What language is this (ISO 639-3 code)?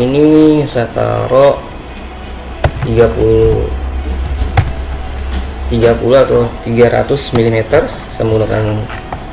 ind